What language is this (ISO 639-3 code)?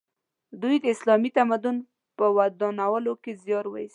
pus